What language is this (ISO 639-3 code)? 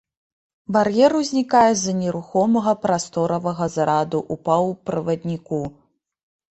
bel